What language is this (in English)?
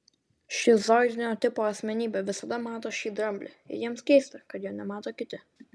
Lithuanian